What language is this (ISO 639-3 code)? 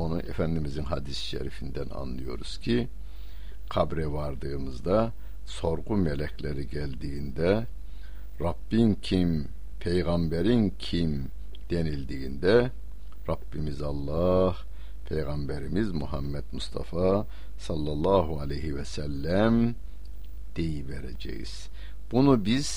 tur